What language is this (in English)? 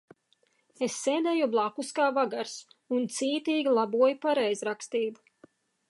Latvian